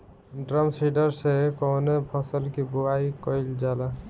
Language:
Bhojpuri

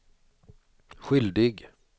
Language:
Swedish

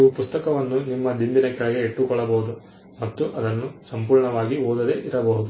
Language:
Kannada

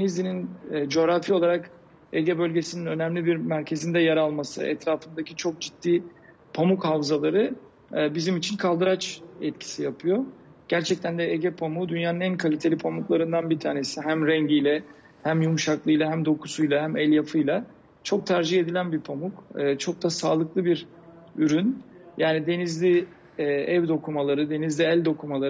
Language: Turkish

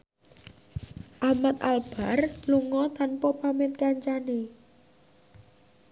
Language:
Javanese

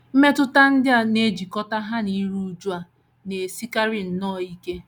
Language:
Igbo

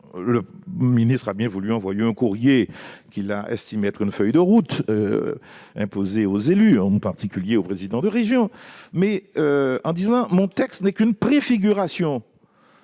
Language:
French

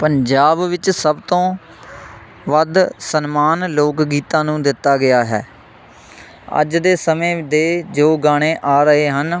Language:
Punjabi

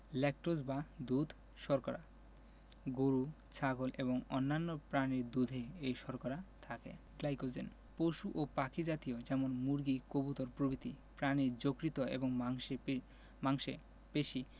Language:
Bangla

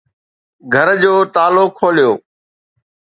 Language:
Sindhi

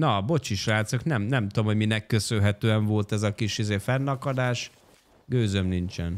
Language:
Hungarian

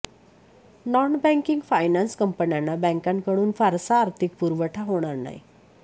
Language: Marathi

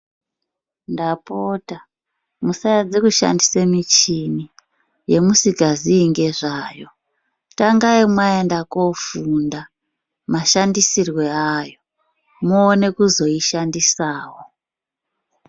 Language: Ndau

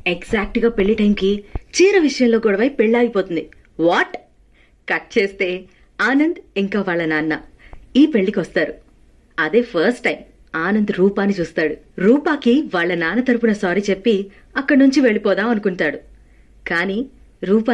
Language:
Telugu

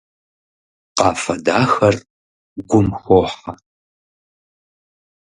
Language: Kabardian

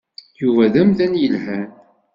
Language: Kabyle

